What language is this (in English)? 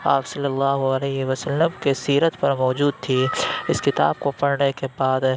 Urdu